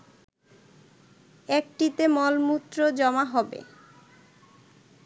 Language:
Bangla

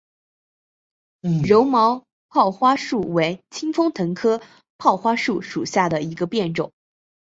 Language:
Chinese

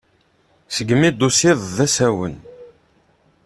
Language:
Kabyle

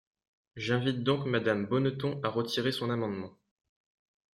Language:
French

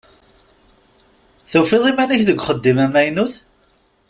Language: Kabyle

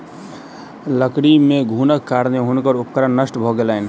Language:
Maithili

